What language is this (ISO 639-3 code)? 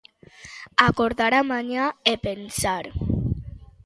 glg